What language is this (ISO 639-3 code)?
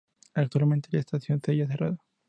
spa